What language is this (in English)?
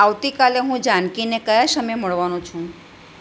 Gujarati